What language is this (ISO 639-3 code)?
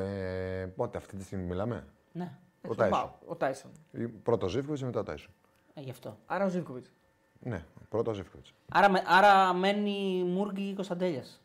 ell